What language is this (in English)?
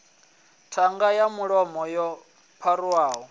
Venda